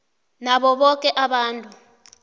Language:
South Ndebele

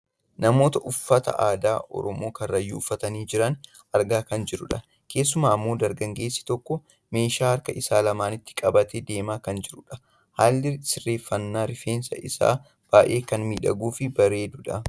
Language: Oromo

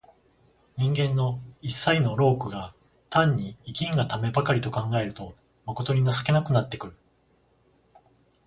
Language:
Japanese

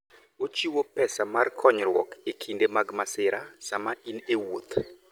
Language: Luo (Kenya and Tanzania)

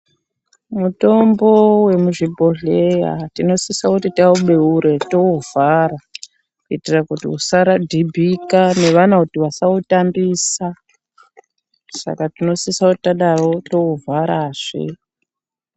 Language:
Ndau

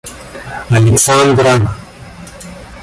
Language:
Russian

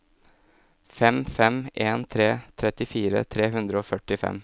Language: Norwegian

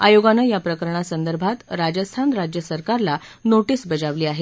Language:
Marathi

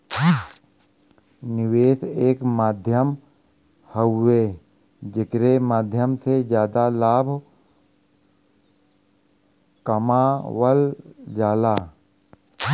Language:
Bhojpuri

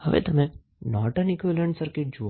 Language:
Gujarati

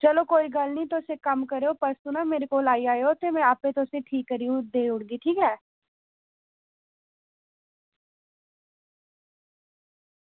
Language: Dogri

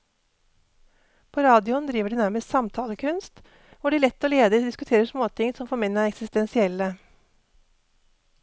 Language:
Norwegian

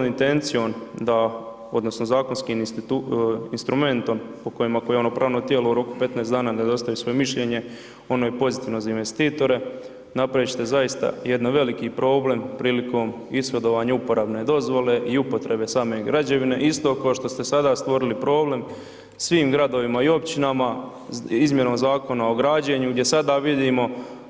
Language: Croatian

